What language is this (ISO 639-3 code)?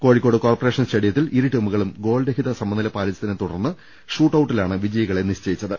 mal